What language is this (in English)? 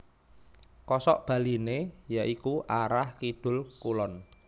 Javanese